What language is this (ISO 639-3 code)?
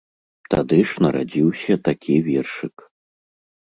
bel